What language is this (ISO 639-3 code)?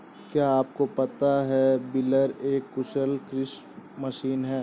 hin